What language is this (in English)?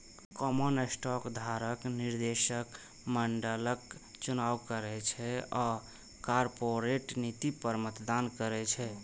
Maithili